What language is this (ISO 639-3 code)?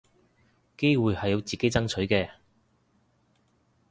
yue